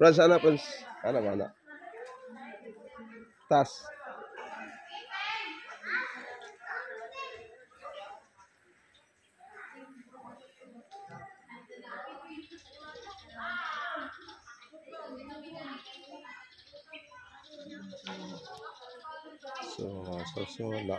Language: Arabic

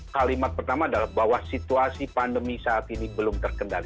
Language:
Indonesian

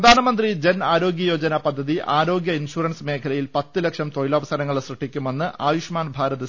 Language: Malayalam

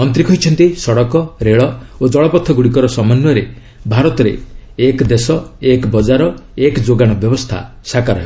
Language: Odia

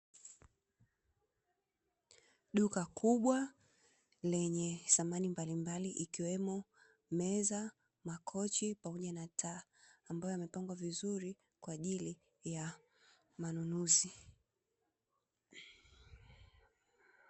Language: Swahili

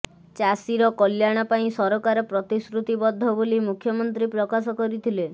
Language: Odia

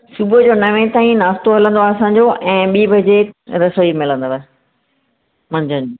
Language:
Sindhi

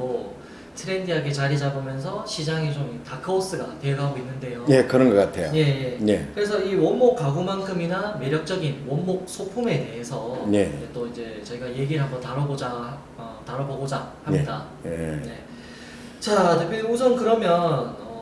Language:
Korean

